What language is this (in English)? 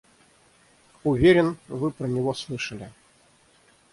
Russian